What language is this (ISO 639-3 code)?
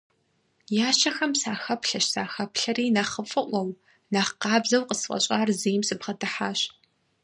kbd